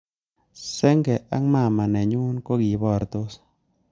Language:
Kalenjin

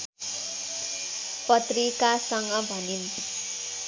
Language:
Nepali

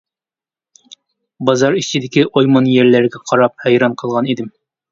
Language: Uyghur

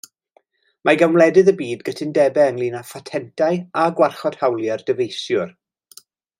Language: Welsh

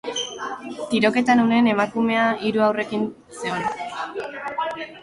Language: Basque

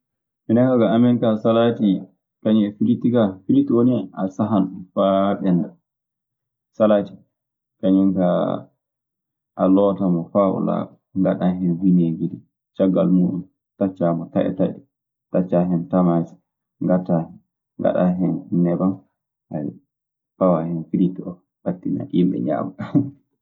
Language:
Maasina Fulfulde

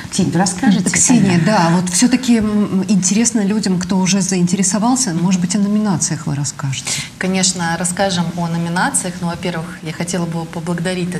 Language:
Russian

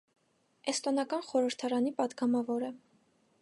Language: Armenian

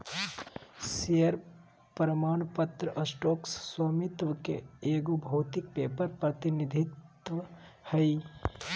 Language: Magahi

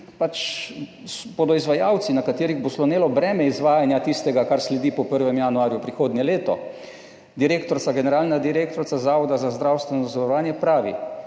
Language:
Slovenian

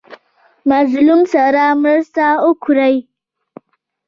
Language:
Pashto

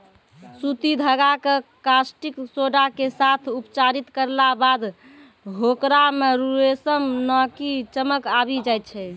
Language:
Maithili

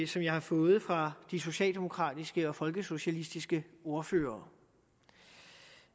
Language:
Danish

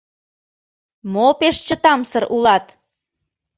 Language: Mari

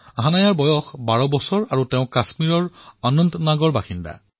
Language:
Assamese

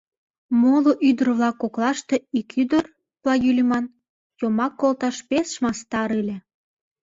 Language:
Mari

